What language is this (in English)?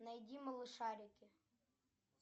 Russian